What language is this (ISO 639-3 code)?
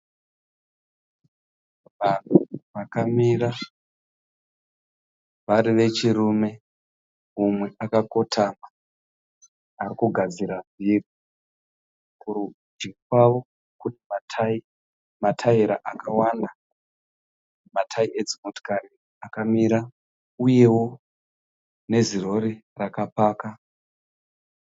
sna